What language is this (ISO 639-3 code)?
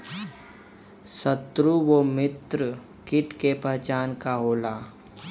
bho